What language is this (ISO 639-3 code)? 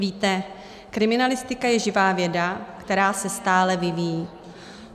ces